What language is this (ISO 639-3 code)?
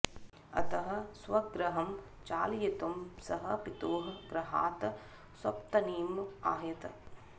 san